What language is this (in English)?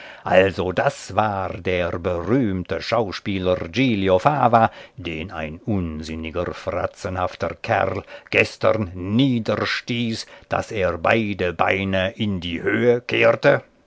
German